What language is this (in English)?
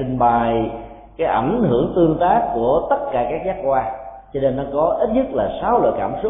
Vietnamese